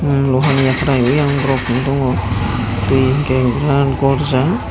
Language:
Kok Borok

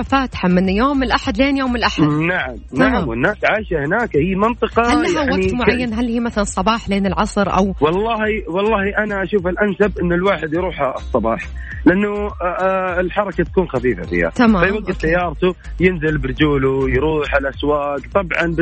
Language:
Arabic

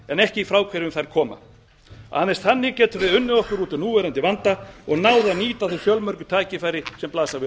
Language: Icelandic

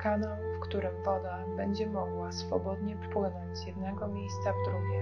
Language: Polish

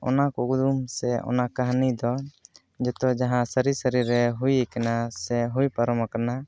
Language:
Santali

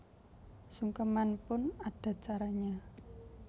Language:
Javanese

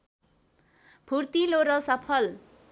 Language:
Nepali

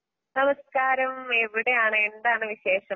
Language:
Malayalam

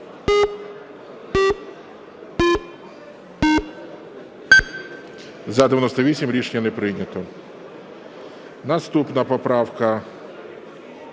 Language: Ukrainian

